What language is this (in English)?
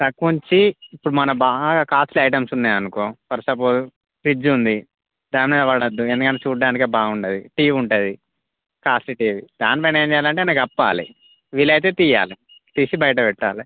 Telugu